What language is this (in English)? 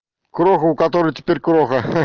Russian